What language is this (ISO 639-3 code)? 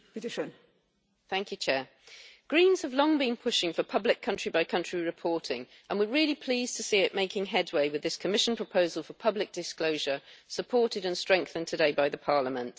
eng